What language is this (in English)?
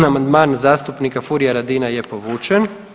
Croatian